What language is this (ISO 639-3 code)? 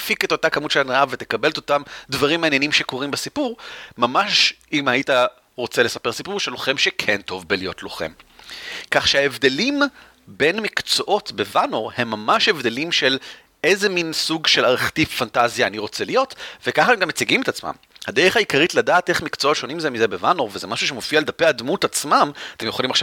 heb